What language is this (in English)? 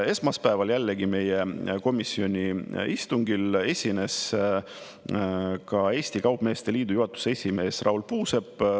Estonian